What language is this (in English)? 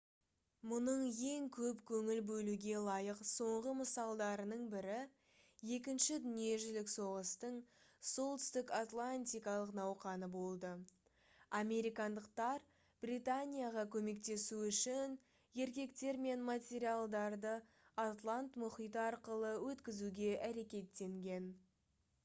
Kazakh